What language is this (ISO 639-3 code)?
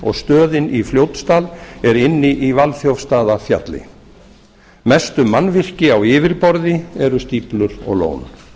isl